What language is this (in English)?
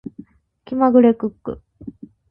Japanese